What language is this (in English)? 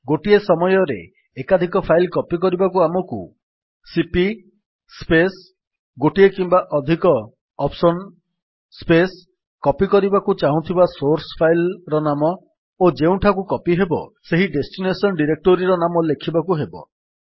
Odia